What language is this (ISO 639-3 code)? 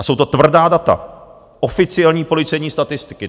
ces